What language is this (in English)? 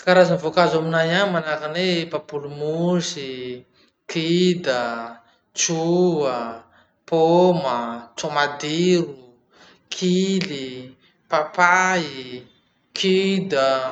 Masikoro Malagasy